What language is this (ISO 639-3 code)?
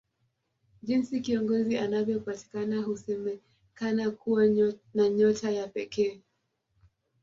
swa